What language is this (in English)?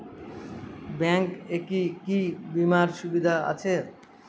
Bangla